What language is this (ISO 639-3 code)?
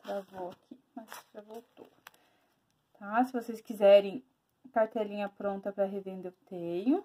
por